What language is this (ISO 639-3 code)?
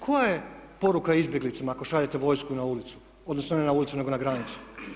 hrv